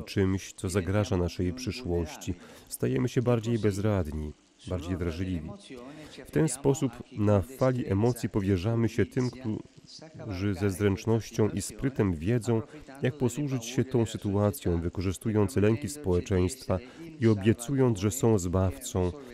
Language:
Polish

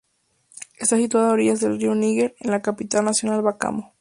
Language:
Spanish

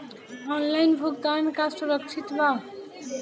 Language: Bhojpuri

